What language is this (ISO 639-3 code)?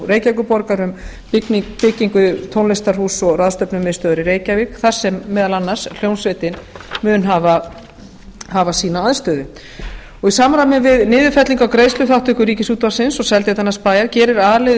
isl